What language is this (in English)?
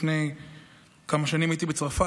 Hebrew